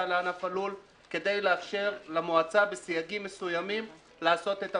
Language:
Hebrew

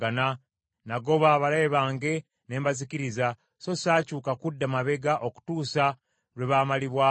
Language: Ganda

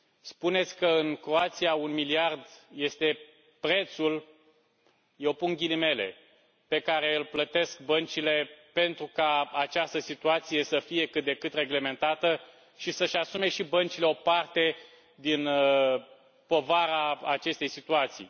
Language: Romanian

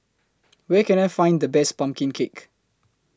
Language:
English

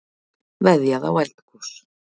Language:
Icelandic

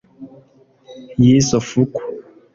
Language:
Kinyarwanda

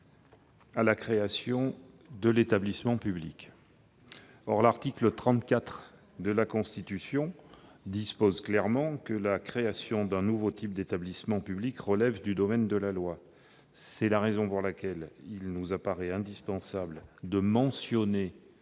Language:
French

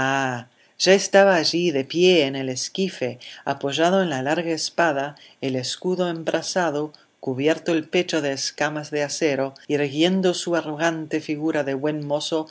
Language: Spanish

